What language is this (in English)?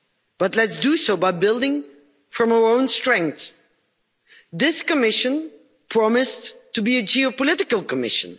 English